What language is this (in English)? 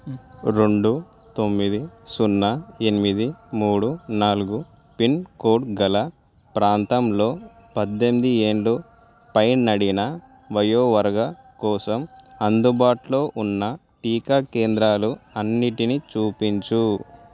Telugu